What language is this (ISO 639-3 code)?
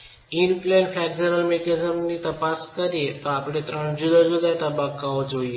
guj